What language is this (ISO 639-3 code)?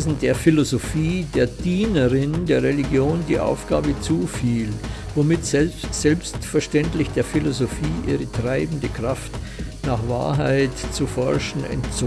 deu